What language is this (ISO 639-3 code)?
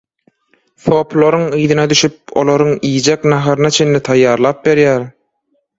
tuk